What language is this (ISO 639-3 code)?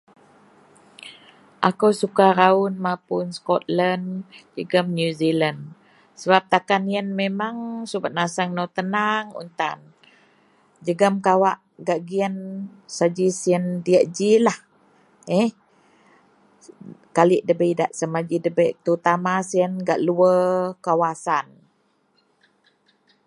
mel